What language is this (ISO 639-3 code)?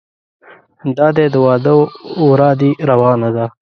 pus